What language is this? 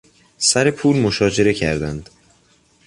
Persian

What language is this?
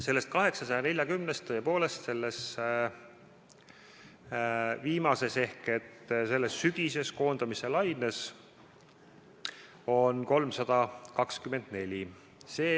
Estonian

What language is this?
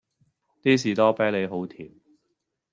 Cantonese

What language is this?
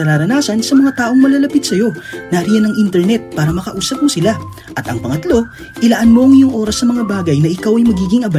Filipino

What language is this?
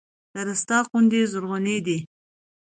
Pashto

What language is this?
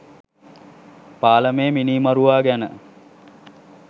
Sinhala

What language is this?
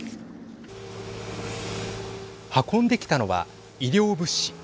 Japanese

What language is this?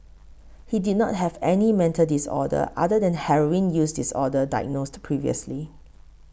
English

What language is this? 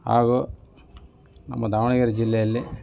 Kannada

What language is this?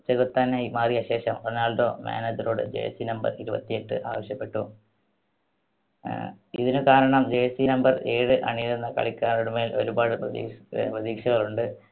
Malayalam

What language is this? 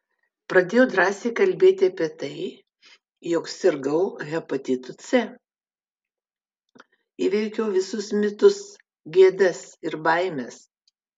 Lithuanian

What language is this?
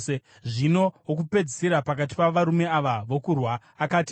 Shona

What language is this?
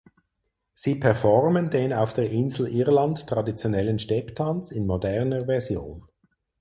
German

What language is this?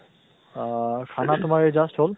Assamese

